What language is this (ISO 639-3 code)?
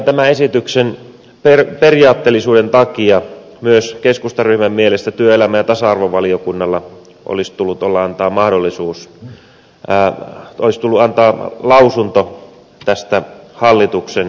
fin